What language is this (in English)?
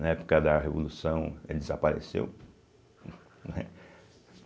Portuguese